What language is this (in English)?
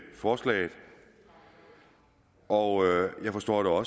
Danish